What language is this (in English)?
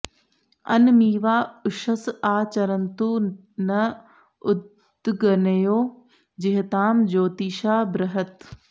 Sanskrit